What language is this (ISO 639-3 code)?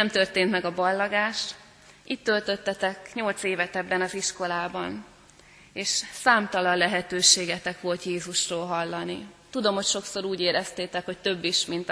hun